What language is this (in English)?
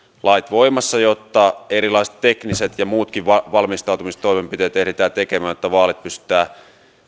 Finnish